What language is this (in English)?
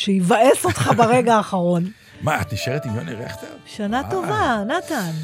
Hebrew